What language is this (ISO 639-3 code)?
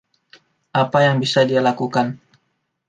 ind